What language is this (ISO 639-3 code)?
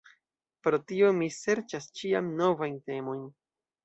epo